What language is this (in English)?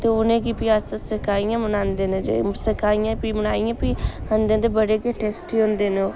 Dogri